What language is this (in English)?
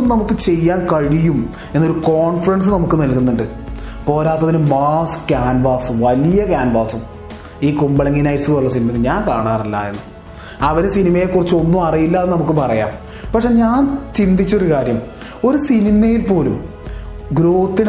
Malayalam